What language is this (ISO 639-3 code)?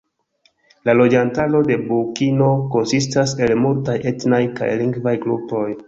epo